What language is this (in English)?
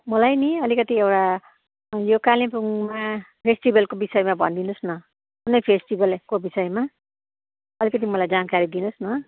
Nepali